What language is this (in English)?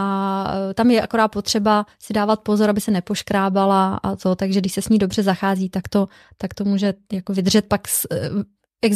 Czech